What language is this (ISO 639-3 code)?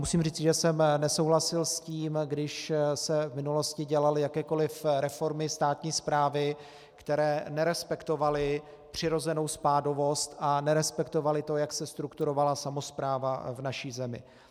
ces